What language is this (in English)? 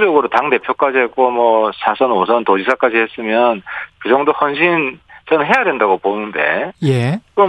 Korean